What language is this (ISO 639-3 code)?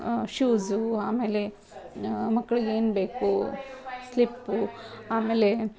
kan